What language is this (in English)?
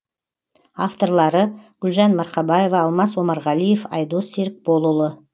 Kazakh